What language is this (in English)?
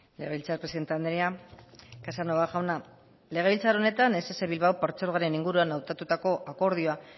Basque